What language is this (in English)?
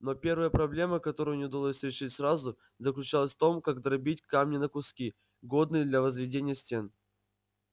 Russian